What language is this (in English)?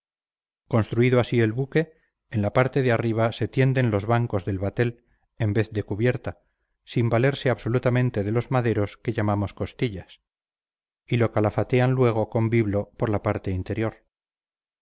Spanish